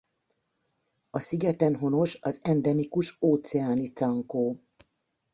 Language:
Hungarian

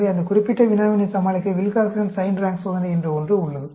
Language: Tamil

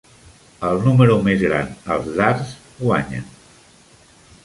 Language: Catalan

